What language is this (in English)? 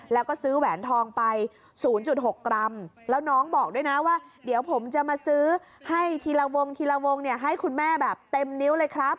Thai